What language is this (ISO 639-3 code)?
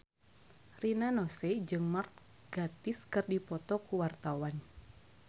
sun